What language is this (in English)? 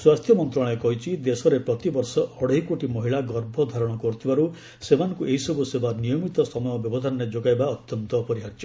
Odia